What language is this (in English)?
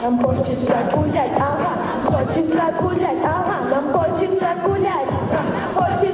Ukrainian